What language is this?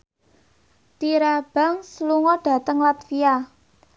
Javanese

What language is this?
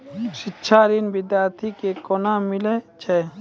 Maithili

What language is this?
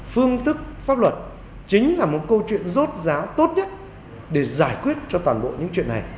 Vietnamese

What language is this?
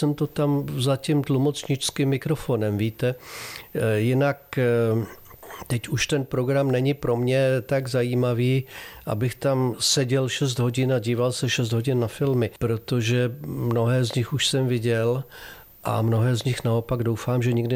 Czech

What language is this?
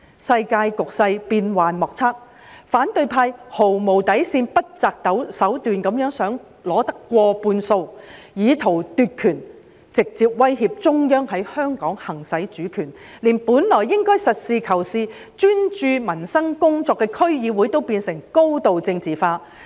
Cantonese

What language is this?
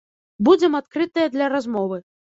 Belarusian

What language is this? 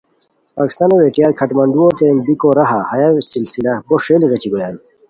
Khowar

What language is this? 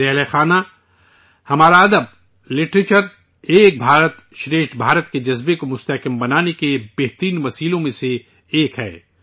Urdu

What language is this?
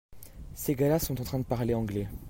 French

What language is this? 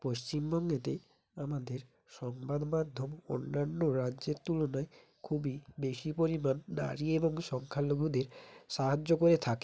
Bangla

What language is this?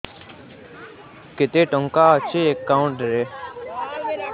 Odia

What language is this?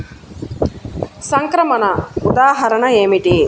Telugu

